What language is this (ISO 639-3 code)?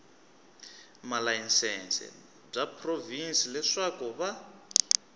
tso